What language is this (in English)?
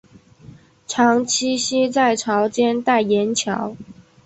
Chinese